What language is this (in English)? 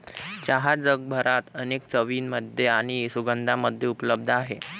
Marathi